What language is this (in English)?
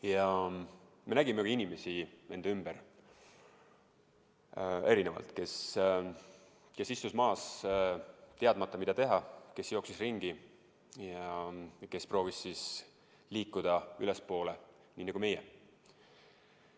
Estonian